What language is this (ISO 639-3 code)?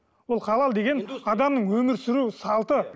kaz